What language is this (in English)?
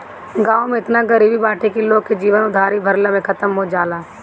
Bhojpuri